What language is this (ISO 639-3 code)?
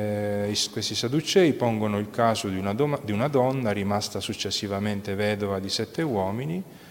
ita